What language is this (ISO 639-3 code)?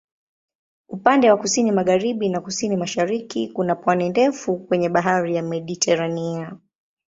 swa